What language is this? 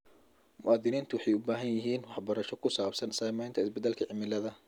Somali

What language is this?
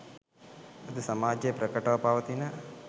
Sinhala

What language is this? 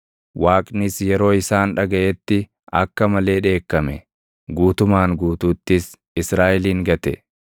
Oromo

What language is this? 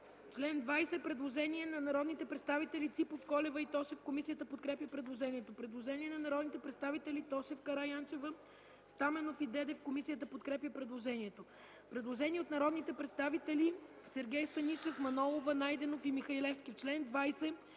Bulgarian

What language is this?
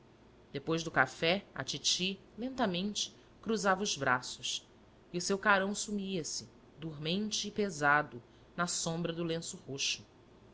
Portuguese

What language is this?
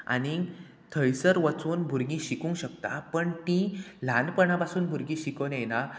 Konkani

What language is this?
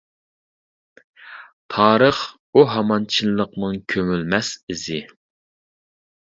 Uyghur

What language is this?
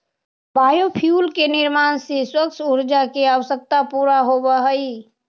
Magahi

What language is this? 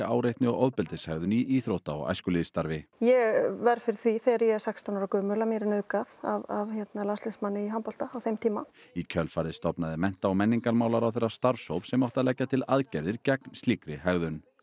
Icelandic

